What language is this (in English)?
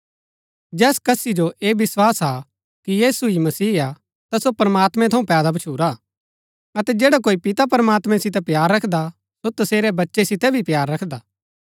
Gaddi